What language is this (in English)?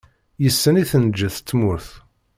Kabyle